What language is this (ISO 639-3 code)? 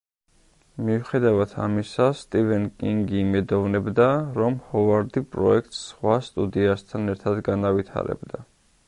kat